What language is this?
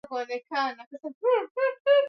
Swahili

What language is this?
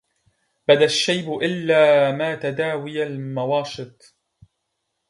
Arabic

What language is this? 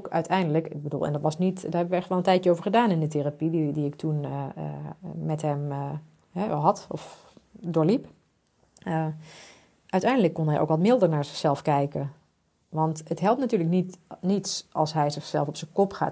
Dutch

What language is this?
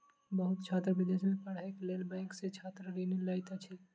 Maithili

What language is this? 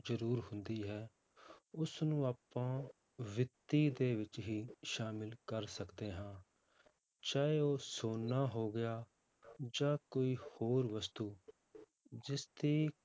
Punjabi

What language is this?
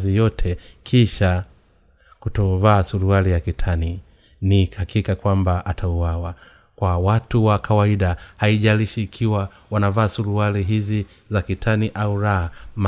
Swahili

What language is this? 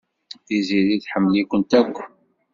Kabyle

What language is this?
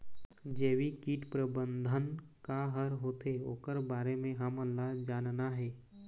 Chhattisgarhi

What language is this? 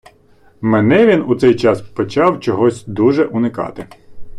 Ukrainian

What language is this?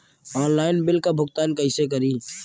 Bhojpuri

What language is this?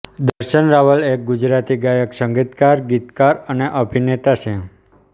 Gujarati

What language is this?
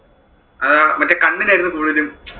Malayalam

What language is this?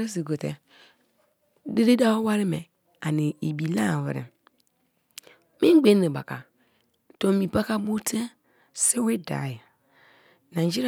Kalabari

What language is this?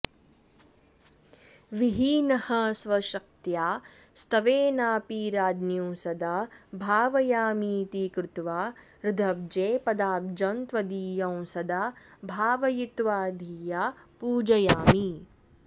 Sanskrit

